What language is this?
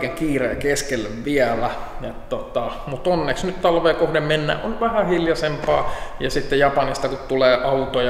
Finnish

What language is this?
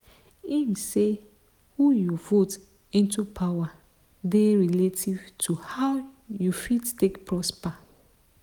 Nigerian Pidgin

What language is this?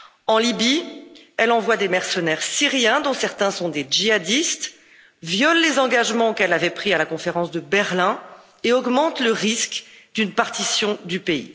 French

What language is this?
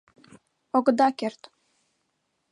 Mari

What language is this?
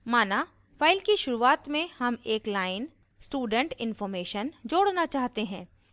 Hindi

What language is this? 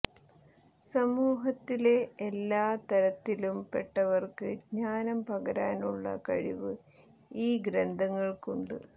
Malayalam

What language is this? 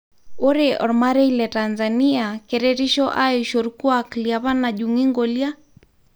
Masai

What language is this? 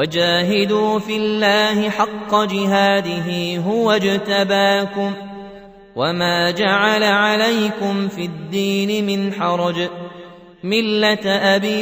Arabic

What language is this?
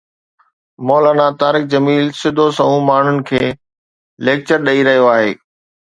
Sindhi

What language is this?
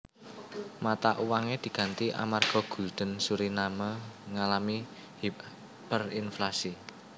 Javanese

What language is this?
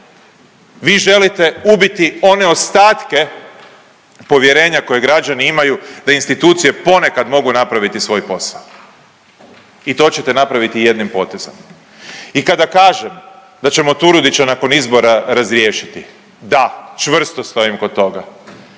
Croatian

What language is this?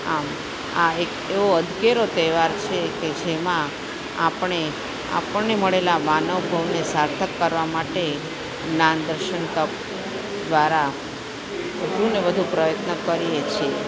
Gujarati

